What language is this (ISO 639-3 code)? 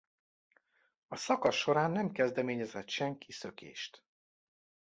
hun